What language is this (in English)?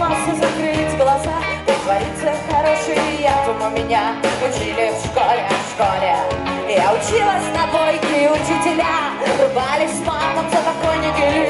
Latvian